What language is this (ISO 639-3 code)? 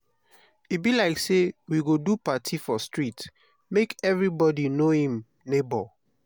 pcm